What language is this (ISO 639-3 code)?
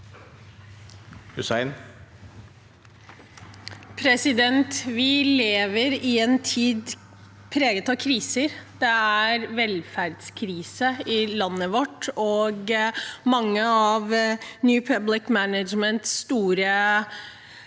nor